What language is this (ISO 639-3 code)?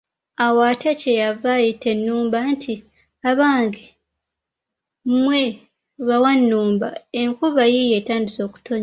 lug